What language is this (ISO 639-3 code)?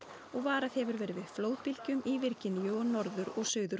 isl